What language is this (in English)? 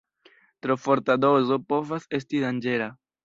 Esperanto